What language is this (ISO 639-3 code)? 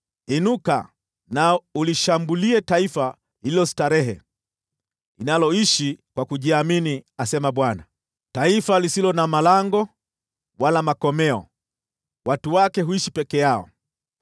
swa